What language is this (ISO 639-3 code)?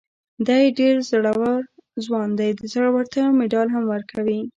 pus